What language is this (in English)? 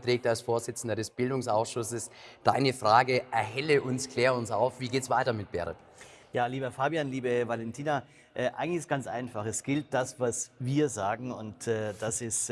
German